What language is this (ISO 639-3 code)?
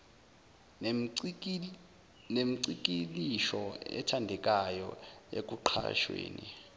zul